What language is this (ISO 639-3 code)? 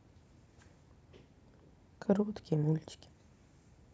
rus